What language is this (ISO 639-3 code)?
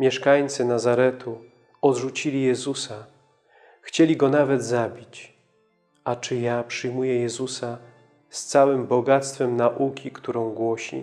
pol